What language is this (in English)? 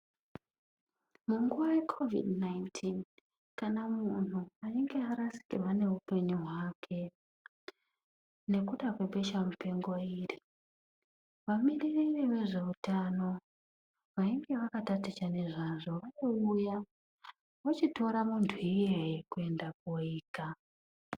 Ndau